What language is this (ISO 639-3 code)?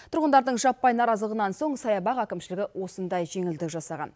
kaz